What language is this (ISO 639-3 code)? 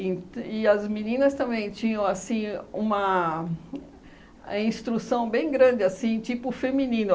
por